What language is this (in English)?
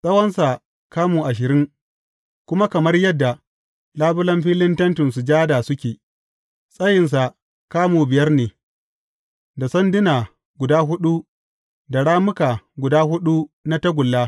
Hausa